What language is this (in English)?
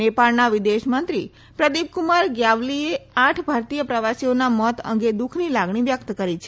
Gujarati